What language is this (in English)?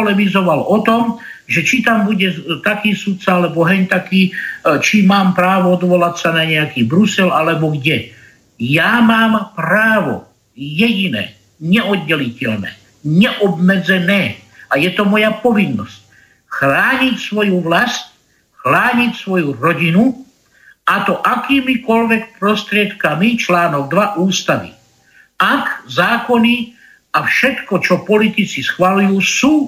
Slovak